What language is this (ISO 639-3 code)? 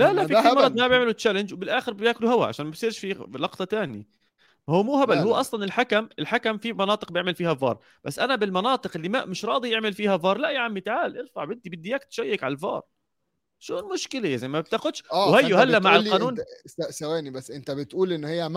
ara